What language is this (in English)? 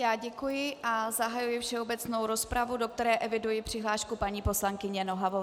Czech